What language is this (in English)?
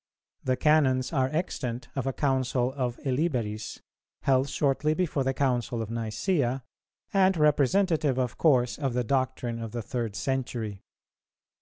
English